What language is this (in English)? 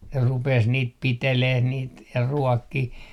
Finnish